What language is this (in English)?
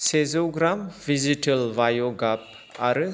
Bodo